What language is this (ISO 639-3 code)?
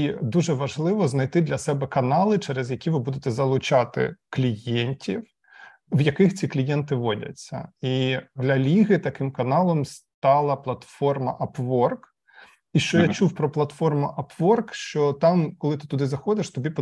ukr